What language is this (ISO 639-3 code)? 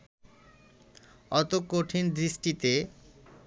ben